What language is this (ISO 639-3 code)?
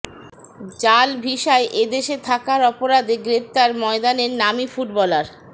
ben